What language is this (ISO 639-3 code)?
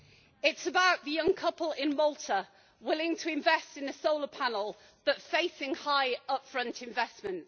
eng